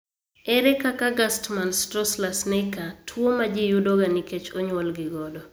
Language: Luo (Kenya and Tanzania)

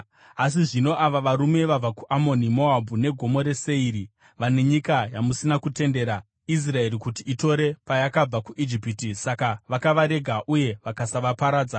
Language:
Shona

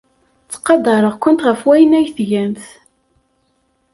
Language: Kabyle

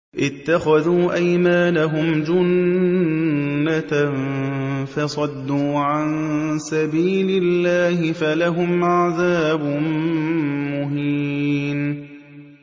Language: Arabic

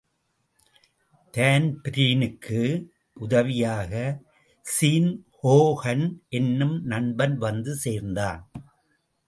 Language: Tamil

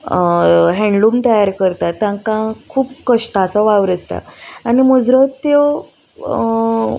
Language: Konkani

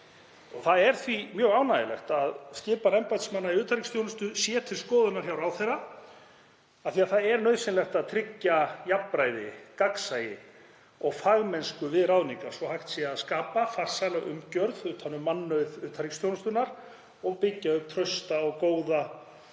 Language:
Icelandic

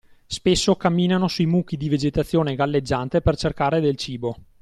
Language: Italian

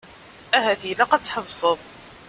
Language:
Kabyle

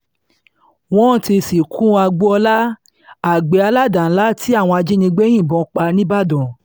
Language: Yoruba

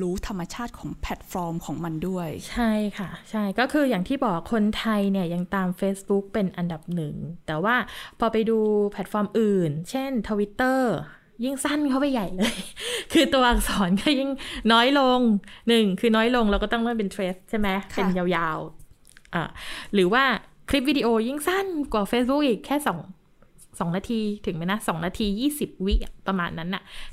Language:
Thai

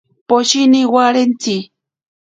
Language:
Ashéninka Perené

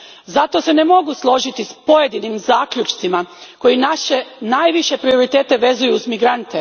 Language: Croatian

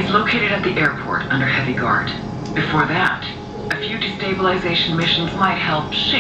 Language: Turkish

